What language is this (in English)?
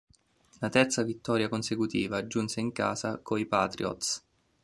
Italian